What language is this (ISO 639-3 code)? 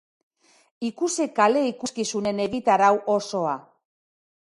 eus